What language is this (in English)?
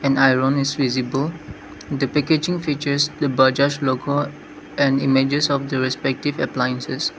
English